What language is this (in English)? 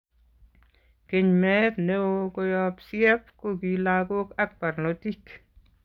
Kalenjin